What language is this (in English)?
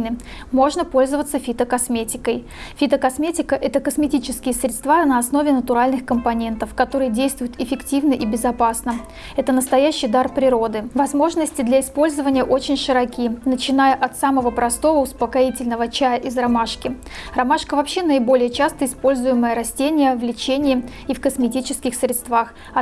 Russian